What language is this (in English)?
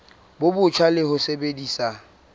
Southern Sotho